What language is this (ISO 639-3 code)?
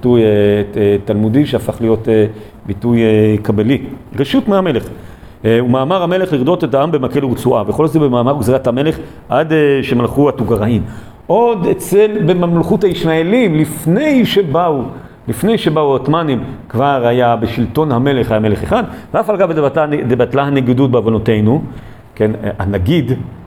heb